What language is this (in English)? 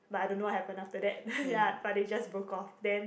English